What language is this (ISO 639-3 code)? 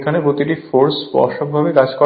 ben